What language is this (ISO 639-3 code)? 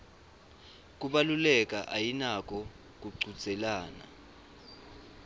ssw